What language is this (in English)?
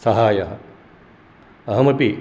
Sanskrit